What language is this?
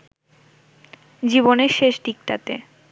Bangla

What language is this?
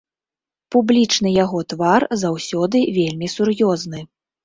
Belarusian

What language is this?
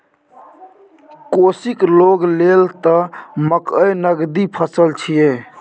Maithili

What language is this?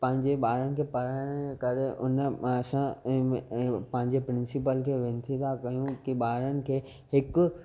Sindhi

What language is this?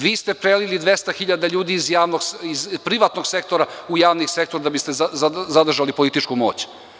Serbian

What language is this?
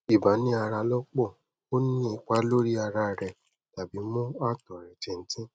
Yoruba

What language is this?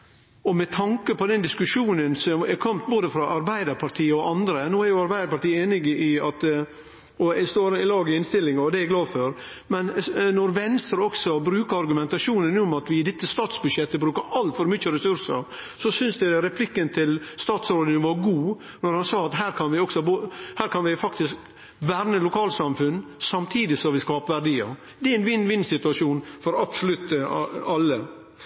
Norwegian Nynorsk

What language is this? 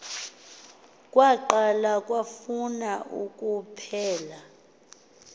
Xhosa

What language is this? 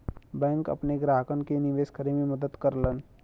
Bhojpuri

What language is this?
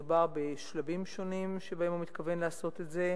Hebrew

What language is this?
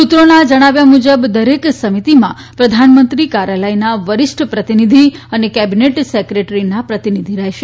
Gujarati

